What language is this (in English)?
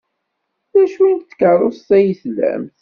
Kabyle